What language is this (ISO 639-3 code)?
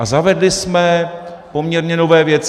ces